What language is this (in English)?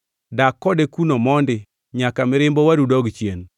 Luo (Kenya and Tanzania)